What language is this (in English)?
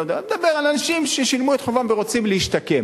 Hebrew